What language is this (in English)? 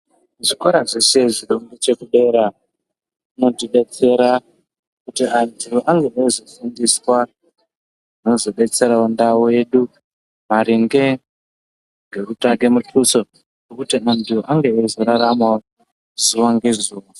Ndau